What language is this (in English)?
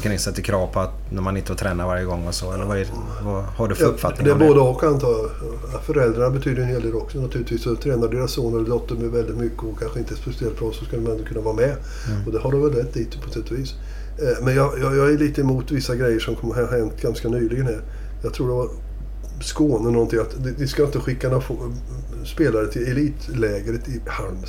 Swedish